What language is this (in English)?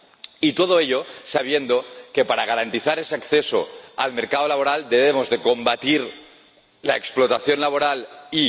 Spanish